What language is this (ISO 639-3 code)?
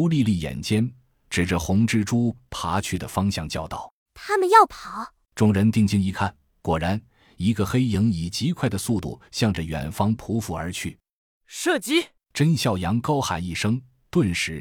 zho